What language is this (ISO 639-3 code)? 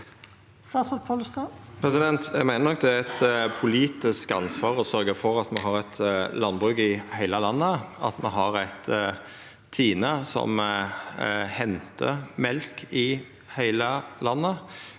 nor